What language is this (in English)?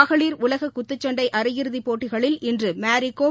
Tamil